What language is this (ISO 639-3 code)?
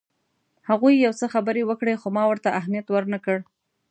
pus